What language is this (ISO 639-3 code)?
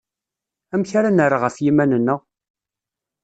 kab